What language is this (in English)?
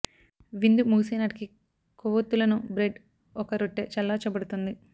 Telugu